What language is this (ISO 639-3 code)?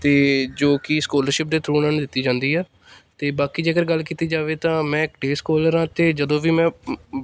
pan